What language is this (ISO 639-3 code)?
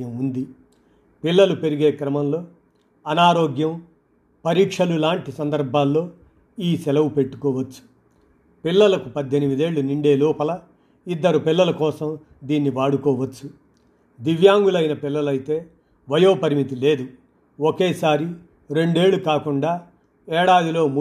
tel